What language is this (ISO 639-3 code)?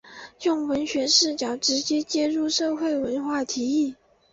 zho